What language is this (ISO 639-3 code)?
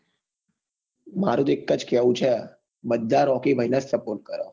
guj